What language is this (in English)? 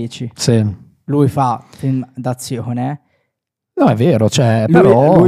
Italian